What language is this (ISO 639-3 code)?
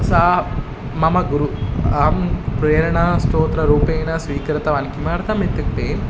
san